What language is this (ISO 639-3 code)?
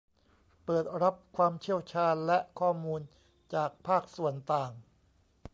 tha